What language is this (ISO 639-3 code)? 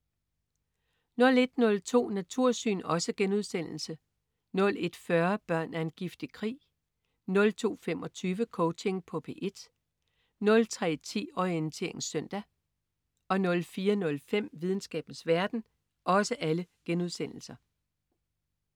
dan